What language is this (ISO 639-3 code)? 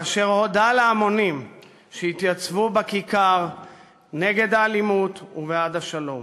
heb